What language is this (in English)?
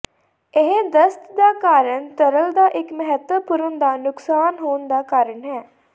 Punjabi